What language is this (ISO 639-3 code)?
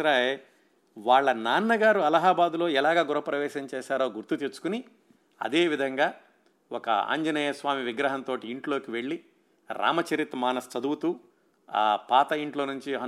tel